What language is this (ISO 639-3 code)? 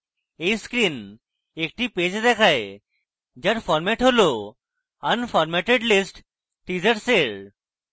ben